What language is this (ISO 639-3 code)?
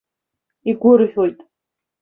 abk